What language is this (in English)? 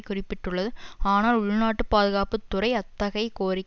Tamil